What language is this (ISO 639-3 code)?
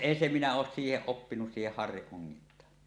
fin